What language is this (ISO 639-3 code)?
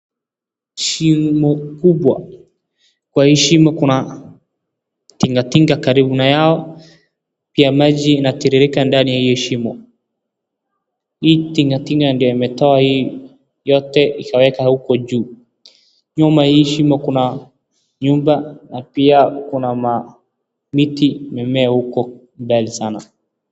swa